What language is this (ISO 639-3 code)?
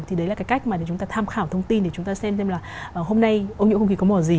vie